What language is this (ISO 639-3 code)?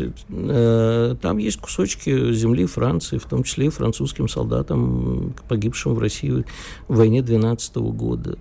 rus